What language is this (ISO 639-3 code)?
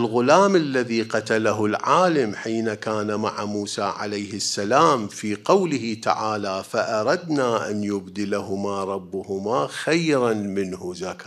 ara